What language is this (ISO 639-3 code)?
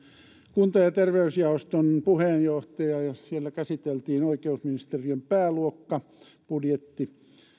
fin